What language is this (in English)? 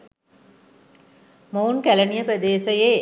Sinhala